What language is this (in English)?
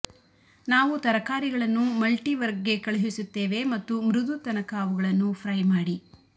Kannada